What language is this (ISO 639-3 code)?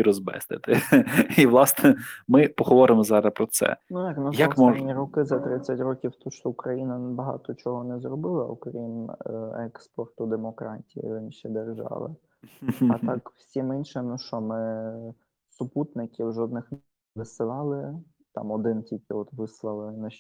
ukr